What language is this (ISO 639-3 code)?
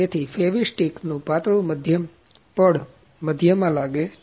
guj